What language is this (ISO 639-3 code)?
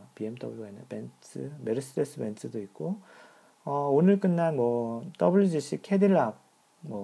kor